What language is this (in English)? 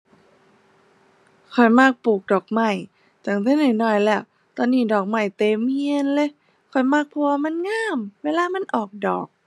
Thai